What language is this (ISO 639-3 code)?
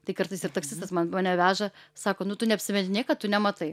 lit